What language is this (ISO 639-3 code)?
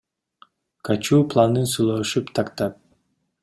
kir